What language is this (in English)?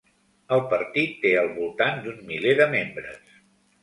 Catalan